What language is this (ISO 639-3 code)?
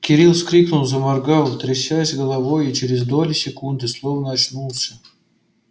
rus